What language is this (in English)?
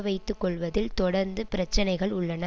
Tamil